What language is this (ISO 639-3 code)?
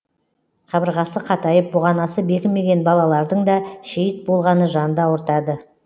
kaz